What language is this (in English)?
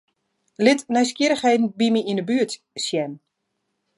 Western Frisian